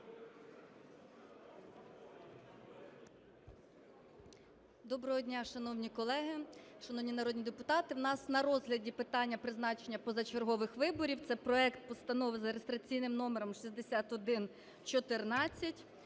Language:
Ukrainian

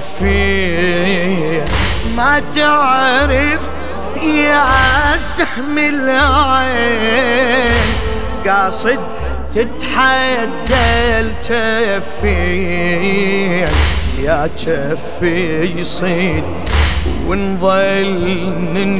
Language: Arabic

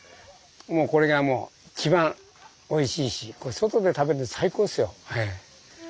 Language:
Japanese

